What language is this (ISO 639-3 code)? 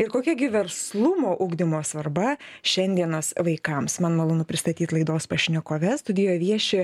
lit